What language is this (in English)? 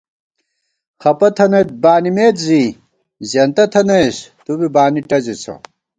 Gawar-Bati